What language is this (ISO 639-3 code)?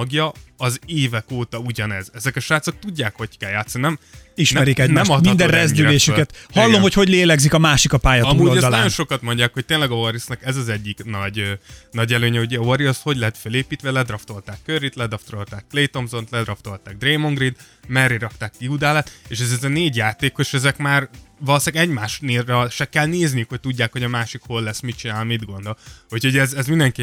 hun